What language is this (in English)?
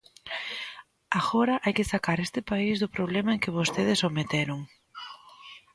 Galician